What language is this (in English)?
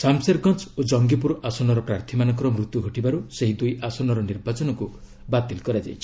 Odia